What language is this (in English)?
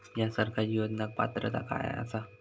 Marathi